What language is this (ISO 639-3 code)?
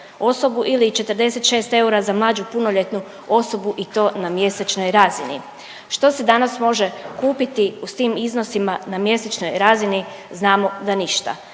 hrv